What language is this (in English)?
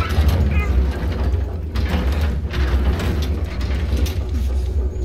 Korean